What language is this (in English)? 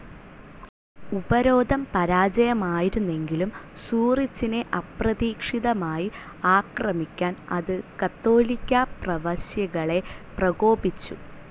Malayalam